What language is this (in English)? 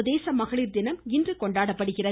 Tamil